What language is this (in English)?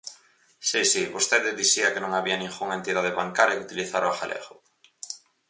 Galician